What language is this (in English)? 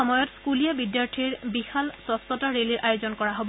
Assamese